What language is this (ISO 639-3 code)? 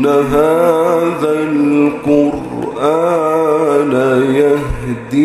ara